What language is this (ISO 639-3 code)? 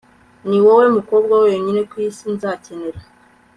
kin